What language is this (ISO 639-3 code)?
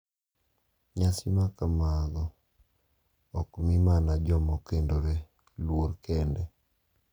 luo